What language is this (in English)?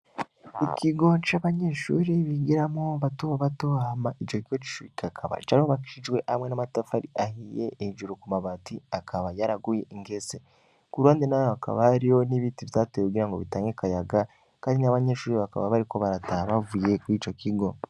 Rundi